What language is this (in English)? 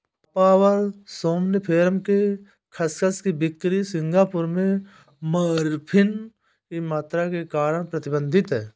Hindi